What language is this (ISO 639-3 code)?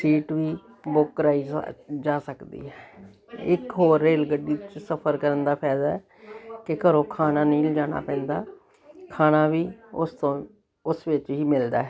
pan